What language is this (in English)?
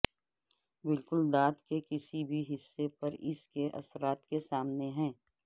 Urdu